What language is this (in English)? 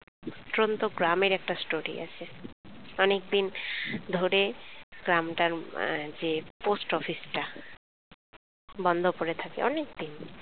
Bangla